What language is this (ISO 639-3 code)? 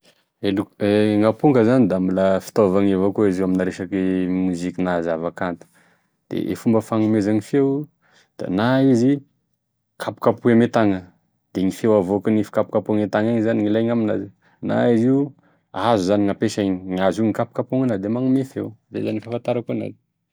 tkg